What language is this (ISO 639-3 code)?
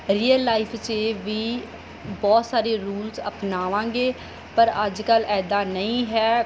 pan